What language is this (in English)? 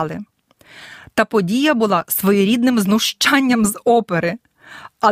Ukrainian